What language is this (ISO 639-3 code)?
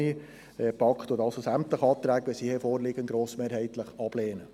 gsw